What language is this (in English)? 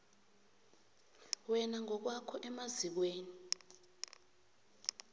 South Ndebele